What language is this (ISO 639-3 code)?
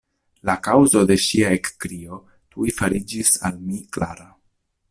epo